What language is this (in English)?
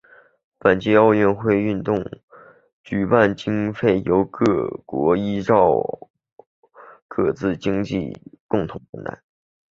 Chinese